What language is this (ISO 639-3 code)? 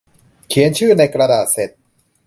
tha